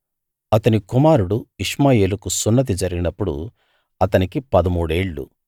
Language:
Telugu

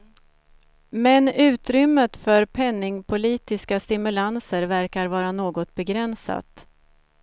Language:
Swedish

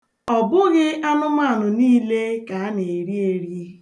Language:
Igbo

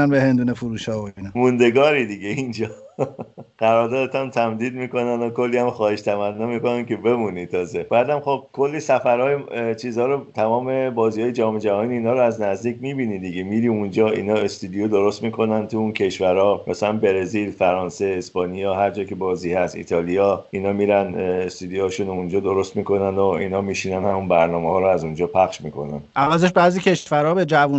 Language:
Persian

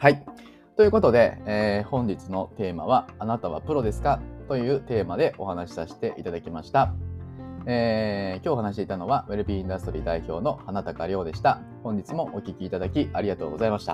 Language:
Japanese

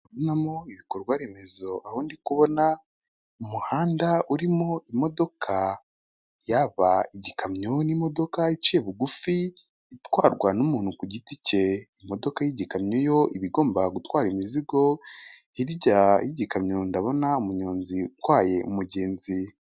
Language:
Kinyarwanda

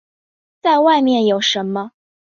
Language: Chinese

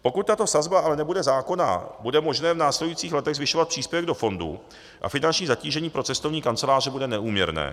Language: Czech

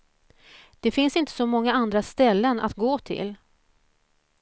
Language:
Swedish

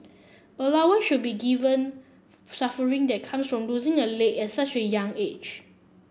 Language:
English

